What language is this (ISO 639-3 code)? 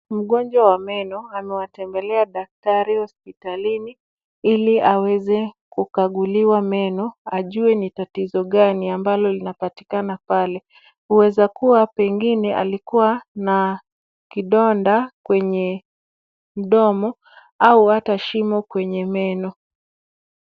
swa